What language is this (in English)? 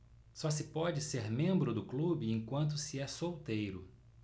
Portuguese